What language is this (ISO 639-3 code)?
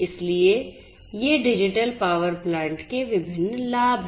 hin